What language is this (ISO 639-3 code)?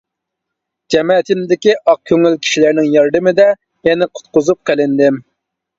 uig